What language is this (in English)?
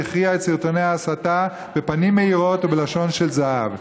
Hebrew